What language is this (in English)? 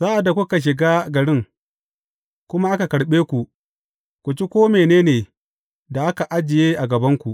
Hausa